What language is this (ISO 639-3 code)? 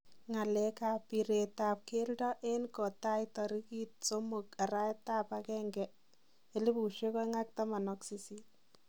kln